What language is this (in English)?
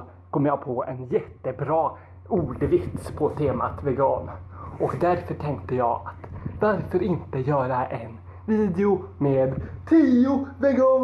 Swedish